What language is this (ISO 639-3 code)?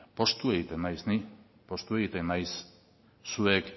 eus